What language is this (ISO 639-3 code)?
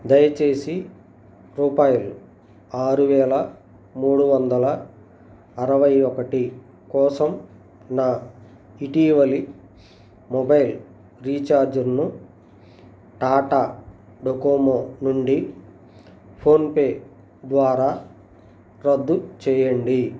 tel